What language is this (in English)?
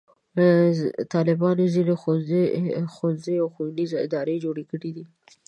Pashto